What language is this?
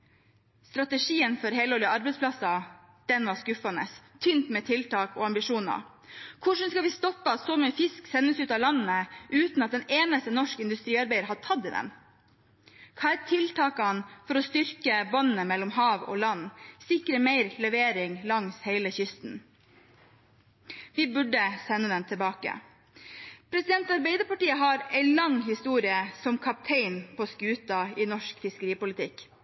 Norwegian Bokmål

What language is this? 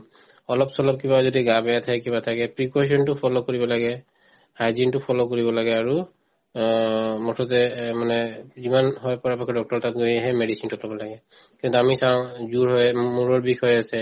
Assamese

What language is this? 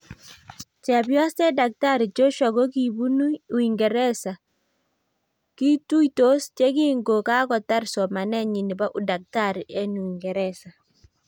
Kalenjin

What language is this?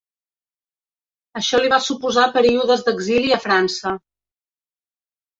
Catalan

